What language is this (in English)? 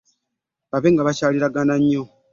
Ganda